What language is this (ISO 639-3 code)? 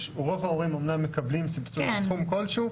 heb